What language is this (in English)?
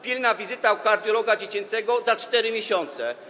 Polish